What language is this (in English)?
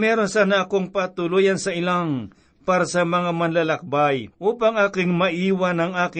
Filipino